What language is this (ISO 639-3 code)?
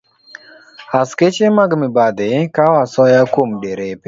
luo